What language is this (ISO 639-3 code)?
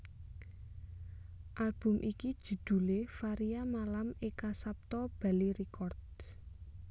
jav